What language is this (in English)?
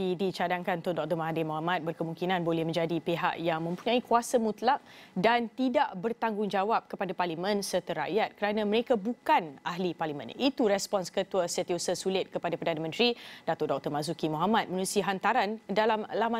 Malay